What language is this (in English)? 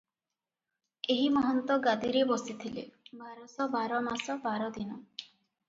Odia